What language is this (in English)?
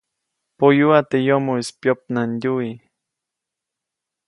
Copainalá Zoque